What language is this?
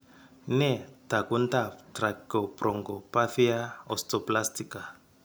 Kalenjin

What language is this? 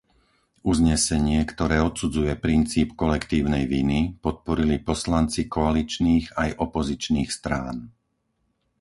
Slovak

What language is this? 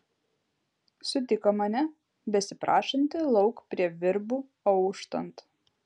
Lithuanian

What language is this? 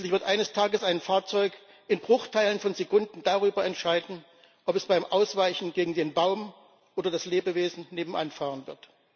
German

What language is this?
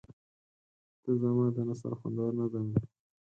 Pashto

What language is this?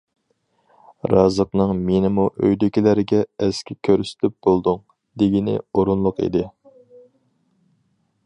Uyghur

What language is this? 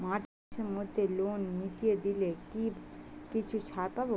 Bangla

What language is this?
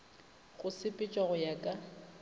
Northern Sotho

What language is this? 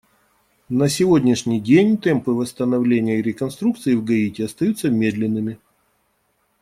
Russian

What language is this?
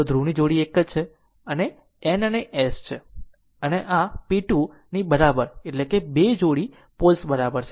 Gujarati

